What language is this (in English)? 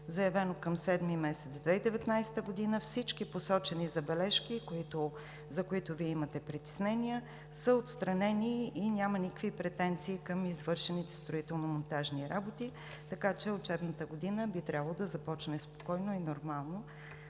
Bulgarian